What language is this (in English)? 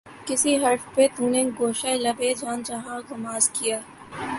Urdu